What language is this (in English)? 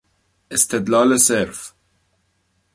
Persian